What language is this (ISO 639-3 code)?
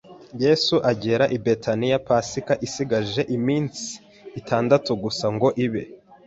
kin